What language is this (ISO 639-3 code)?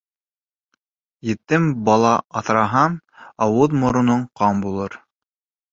bak